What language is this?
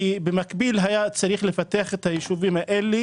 Hebrew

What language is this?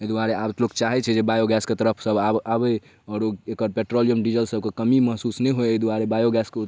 Maithili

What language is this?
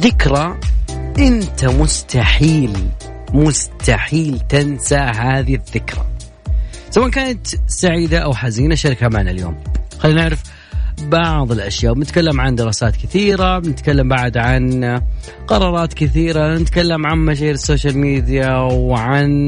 Arabic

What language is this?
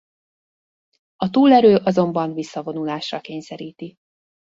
Hungarian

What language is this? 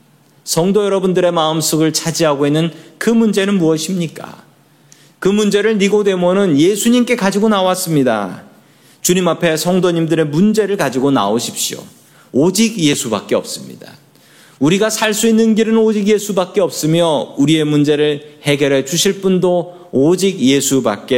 Korean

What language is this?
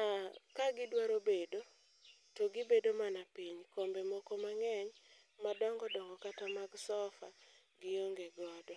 Luo (Kenya and Tanzania)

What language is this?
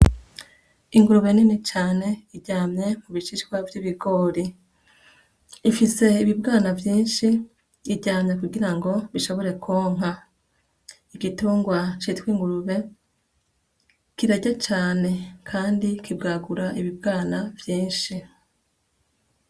Rundi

